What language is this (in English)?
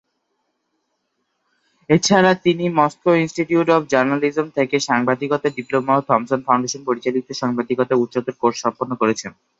Bangla